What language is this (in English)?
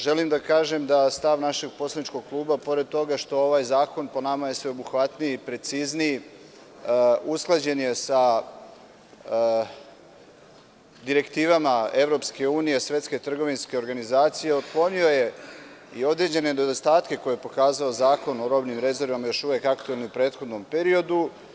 Serbian